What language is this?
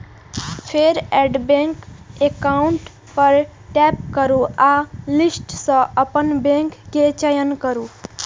Maithili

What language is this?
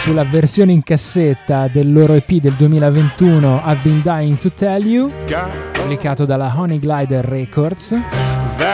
Italian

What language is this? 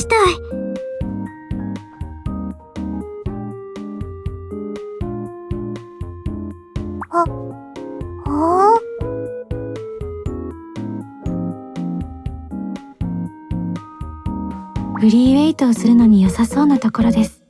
Japanese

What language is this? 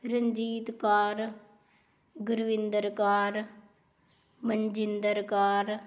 Punjabi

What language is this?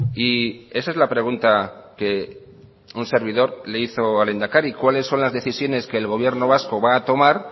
Spanish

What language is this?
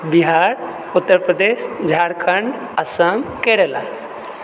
Maithili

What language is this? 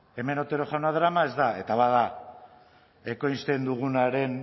Basque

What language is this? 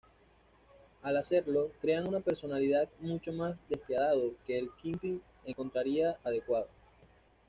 Spanish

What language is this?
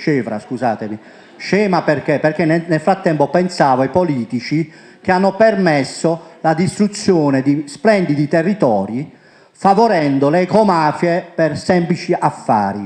Italian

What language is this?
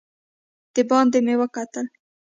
Pashto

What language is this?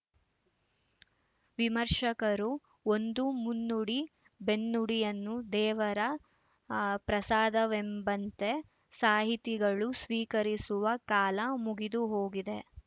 Kannada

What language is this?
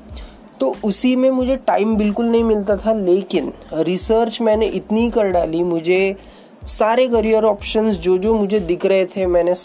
Hindi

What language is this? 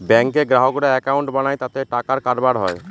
Bangla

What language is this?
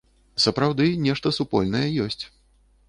Belarusian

